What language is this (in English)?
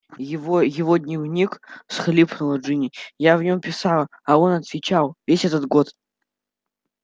Russian